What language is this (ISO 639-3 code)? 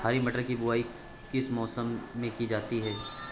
hin